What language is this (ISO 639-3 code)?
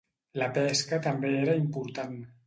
cat